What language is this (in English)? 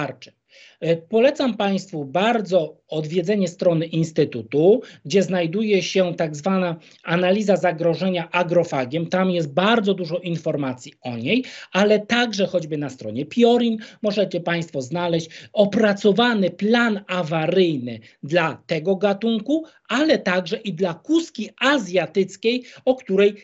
Polish